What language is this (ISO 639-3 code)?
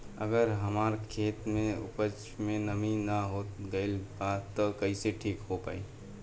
bho